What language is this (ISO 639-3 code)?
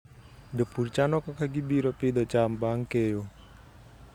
luo